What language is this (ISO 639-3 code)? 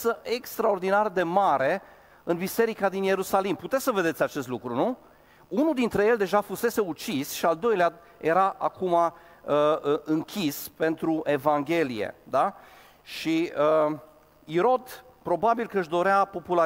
ron